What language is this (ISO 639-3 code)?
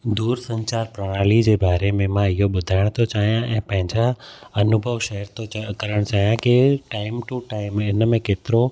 snd